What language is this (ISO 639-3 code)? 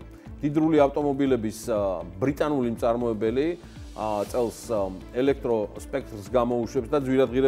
ron